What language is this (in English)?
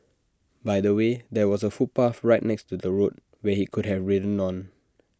English